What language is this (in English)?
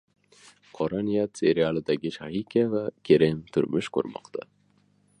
Uzbek